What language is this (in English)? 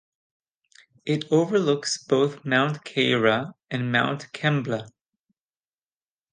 English